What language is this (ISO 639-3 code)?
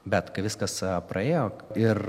lit